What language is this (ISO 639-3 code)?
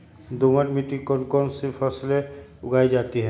mag